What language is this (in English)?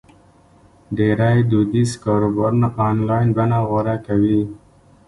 Pashto